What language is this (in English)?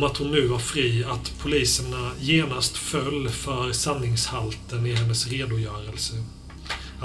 Swedish